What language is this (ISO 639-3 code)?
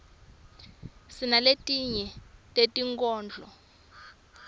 ssw